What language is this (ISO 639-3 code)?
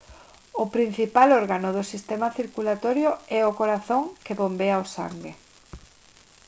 glg